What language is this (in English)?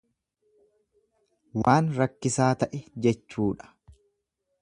Oromo